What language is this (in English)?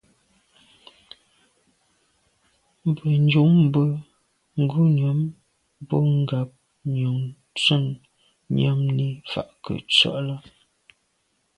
Medumba